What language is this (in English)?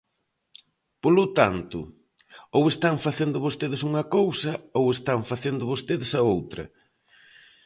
Galician